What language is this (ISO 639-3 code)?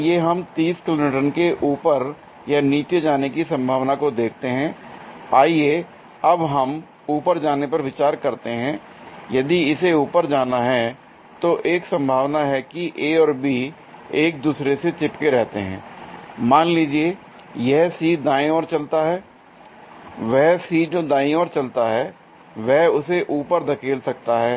hin